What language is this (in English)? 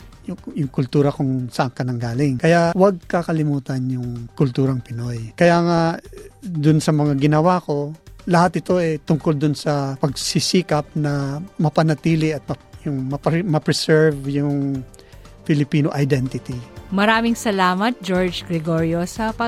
Filipino